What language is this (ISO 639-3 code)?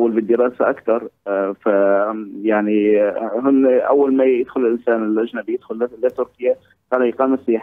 ara